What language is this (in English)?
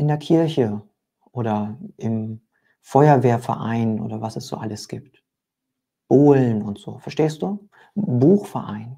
German